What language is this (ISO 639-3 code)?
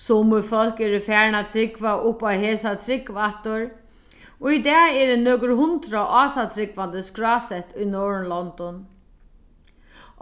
fao